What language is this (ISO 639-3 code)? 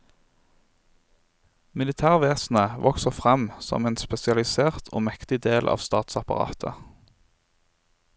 nor